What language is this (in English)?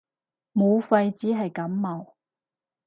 Cantonese